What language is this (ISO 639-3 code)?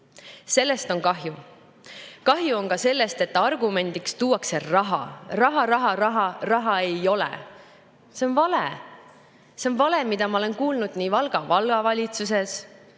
est